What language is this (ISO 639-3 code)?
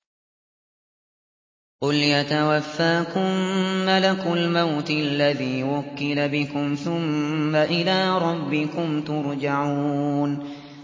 ara